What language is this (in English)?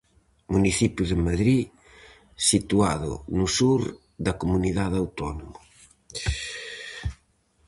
Galician